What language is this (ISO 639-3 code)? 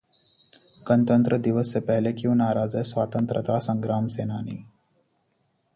hin